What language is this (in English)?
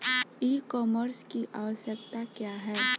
Bhojpuri